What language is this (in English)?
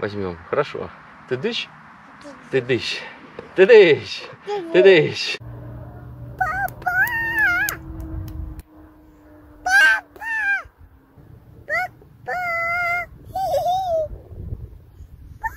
Russian